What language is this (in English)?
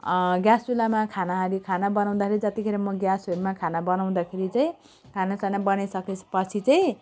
Nepali